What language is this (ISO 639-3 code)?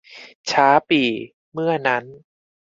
tha